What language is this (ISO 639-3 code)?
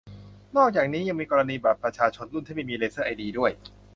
tha